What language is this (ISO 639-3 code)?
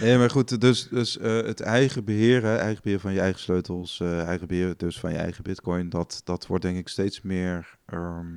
nld